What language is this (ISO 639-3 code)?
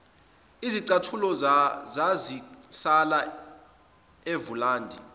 zul